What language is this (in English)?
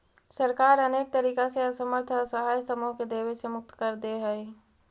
Magahi